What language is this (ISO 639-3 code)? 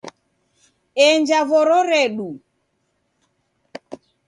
dav